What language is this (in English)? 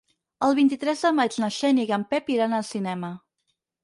Catalan